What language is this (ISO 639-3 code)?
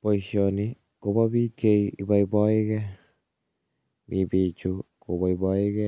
kln